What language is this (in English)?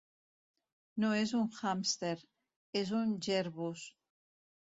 Catalan